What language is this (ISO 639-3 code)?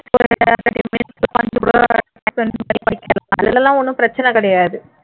tam